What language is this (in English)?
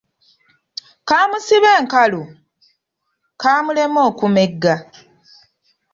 Ganda